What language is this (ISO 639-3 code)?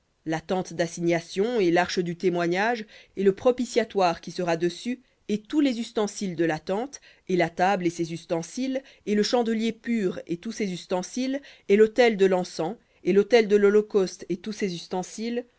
fra